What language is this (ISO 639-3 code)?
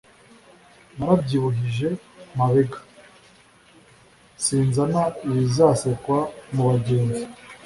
kin